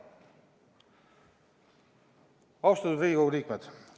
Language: Estonian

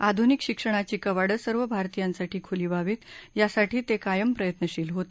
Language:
Marathi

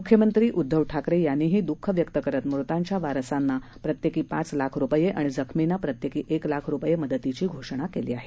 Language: Marathi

